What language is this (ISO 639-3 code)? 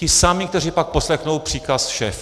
ces